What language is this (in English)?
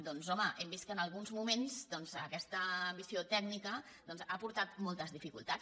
Catalan